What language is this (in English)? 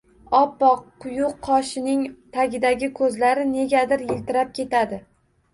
Uzbek